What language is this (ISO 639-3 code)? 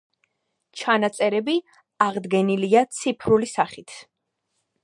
kat